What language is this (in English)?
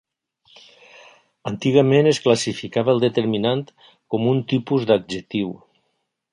Catalan